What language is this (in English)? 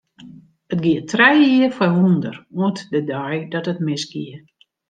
Western Frisian